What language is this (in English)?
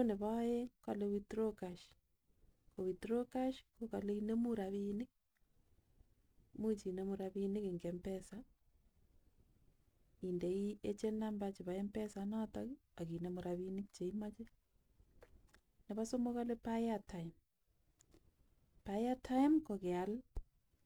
Kalenjin